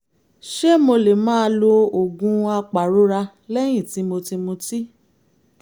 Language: Yoruba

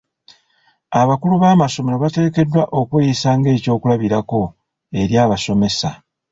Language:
Ganda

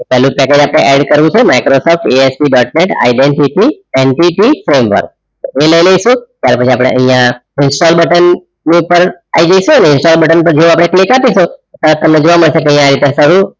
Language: Gujarati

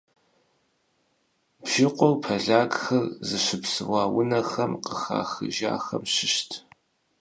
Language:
Kabardian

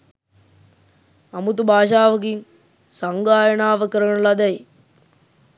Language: Sinhala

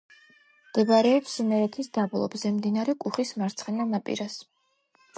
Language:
Georgian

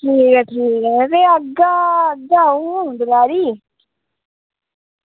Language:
Dogri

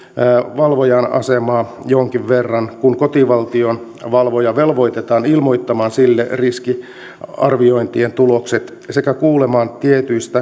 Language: Finnish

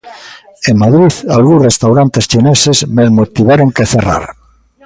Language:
Galician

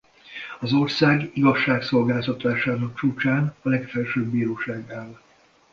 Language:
Hungarian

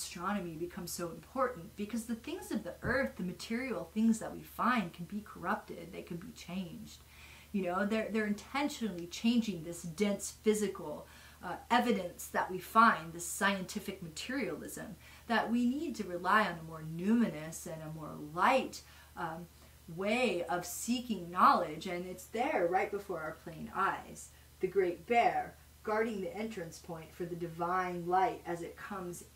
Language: English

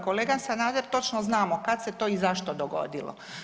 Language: Croatian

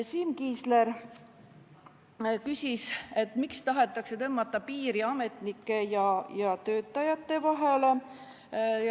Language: Estonian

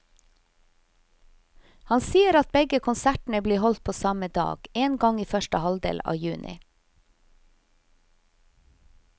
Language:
Norwegian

